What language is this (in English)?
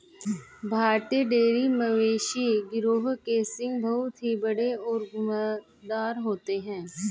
Hindi